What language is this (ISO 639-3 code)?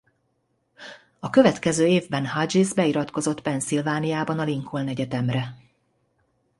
hun